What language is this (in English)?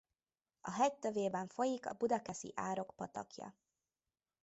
Hungarian